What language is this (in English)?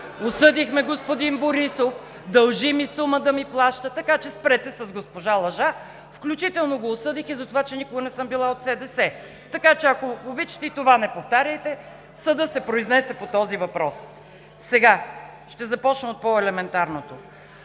Bulgarian